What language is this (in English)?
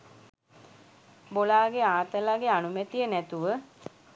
Sinhala